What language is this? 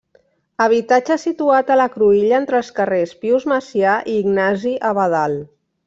Catalan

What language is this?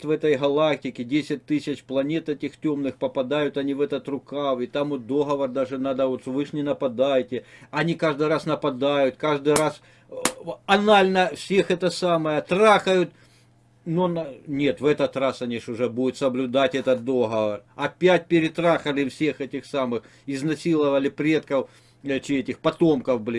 Russian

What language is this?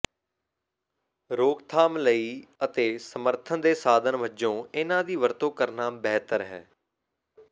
Punjabi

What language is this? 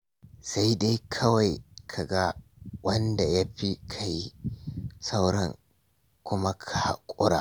Hausa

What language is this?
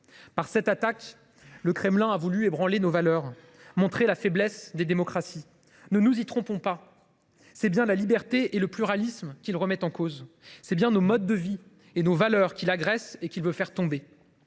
French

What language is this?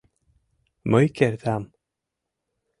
Mari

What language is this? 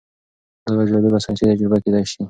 Pashto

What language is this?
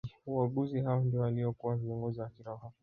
Swahili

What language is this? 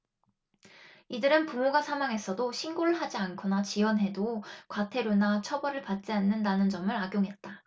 Korean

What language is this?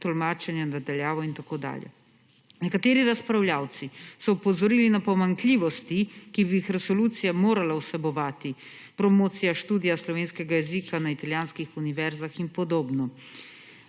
Slovenian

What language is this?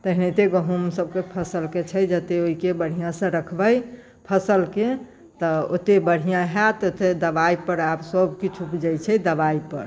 Maithili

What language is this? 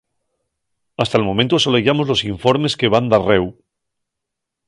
Asturian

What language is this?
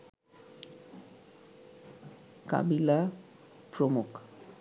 Bangla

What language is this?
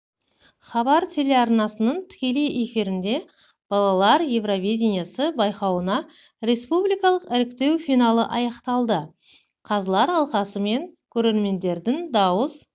Kazakh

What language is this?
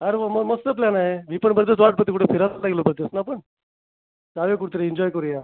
Marathi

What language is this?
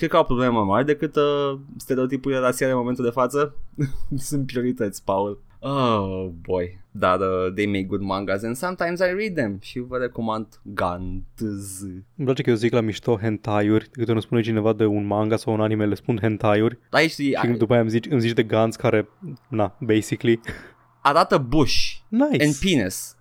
Romanian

